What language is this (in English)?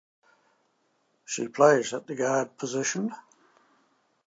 English